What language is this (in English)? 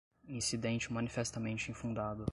Portuguese